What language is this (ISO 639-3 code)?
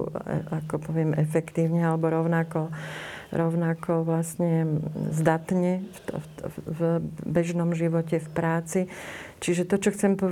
slk